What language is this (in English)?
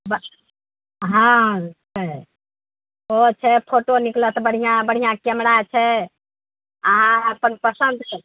Maithili